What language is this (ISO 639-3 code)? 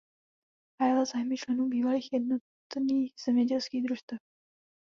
ces